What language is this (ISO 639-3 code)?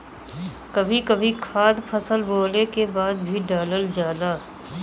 bho